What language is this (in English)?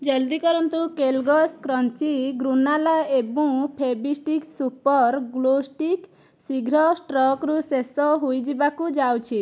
Odia